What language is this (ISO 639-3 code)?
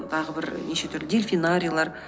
kaz